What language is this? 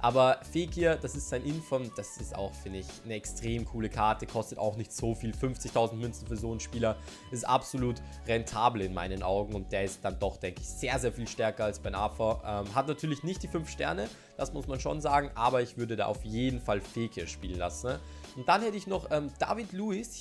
German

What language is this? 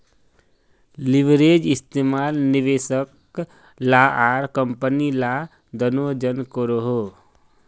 Magahi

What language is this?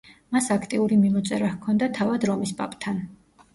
Georgian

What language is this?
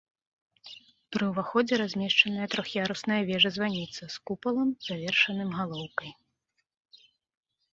Belarusian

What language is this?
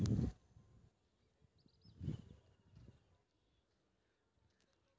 Maithili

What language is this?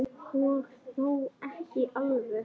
Icelandic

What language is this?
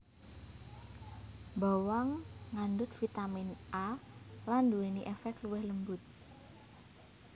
Javanese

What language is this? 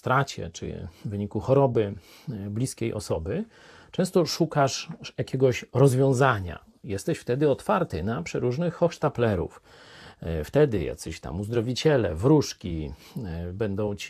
Polish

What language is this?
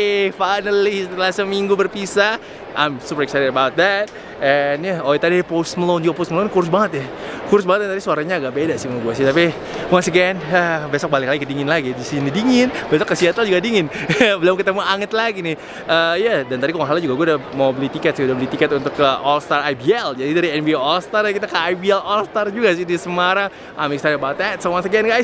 Indonesian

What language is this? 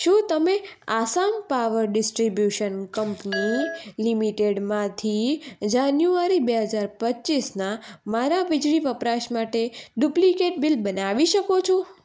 Gujarati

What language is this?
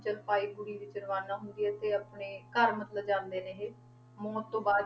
Punjabi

